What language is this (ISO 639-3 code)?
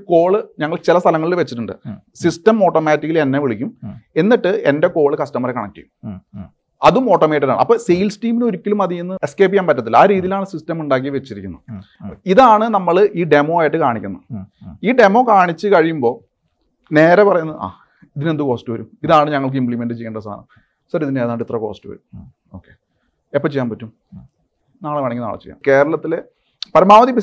mal